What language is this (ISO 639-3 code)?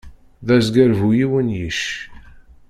kab